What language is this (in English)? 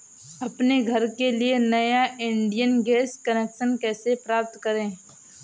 Hindi